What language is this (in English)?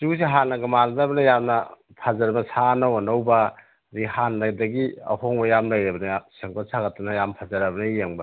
Manipuri